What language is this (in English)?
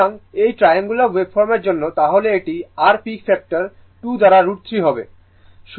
Bangla